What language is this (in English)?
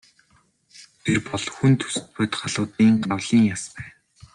Mongolian